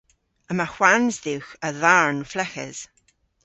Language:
Cornish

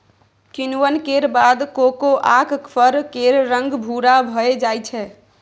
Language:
Maithili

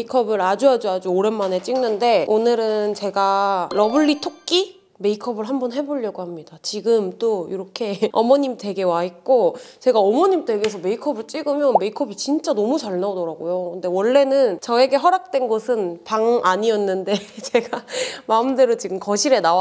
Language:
Korean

